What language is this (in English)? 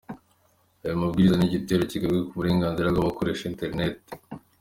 Kinyarwanda